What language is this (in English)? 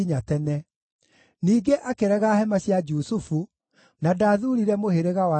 Kikuyu